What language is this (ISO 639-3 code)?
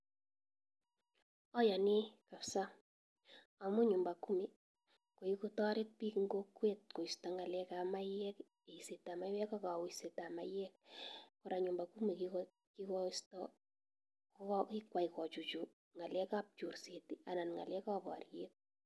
kln